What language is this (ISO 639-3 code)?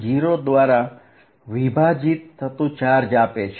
guj